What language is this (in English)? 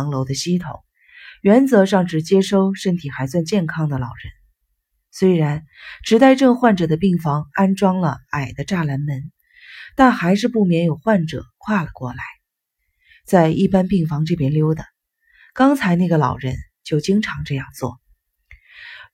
Chinese